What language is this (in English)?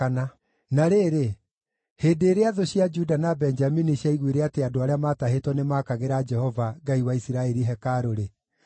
Kikuyu